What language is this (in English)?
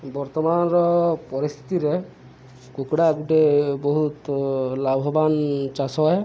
Odia